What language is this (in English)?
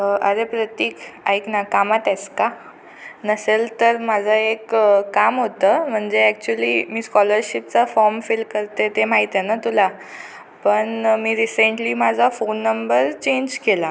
Marathi